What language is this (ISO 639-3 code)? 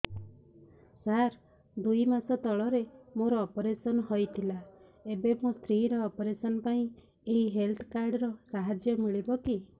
ori